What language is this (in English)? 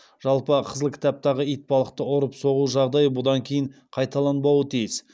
Kazakh